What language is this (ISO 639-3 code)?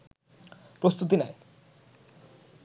ben